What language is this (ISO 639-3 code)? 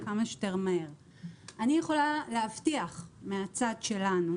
heb